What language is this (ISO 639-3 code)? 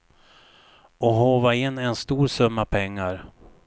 swe